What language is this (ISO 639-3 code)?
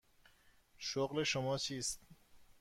fas